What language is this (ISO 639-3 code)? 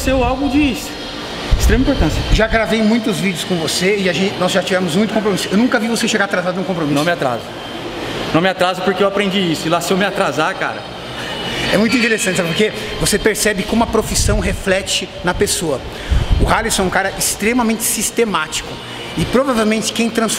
por